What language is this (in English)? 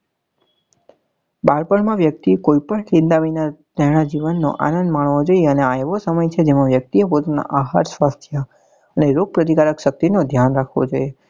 Gujarati